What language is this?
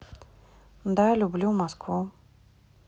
Russian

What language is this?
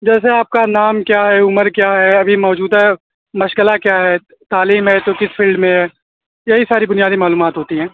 Urdu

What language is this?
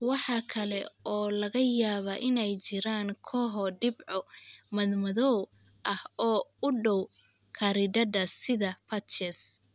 Somali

